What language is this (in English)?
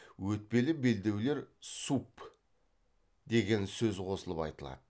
Kazakh